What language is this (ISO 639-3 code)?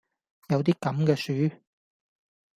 yue